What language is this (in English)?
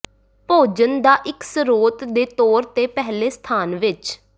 Punjabi